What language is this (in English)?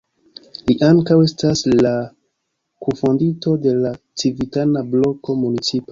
Esperanto